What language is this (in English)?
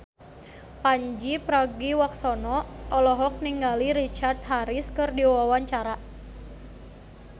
Sundanese